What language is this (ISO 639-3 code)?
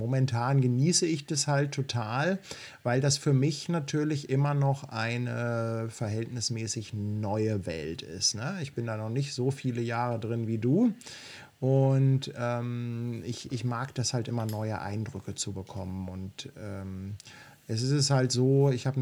deu